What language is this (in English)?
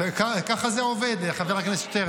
Hebrew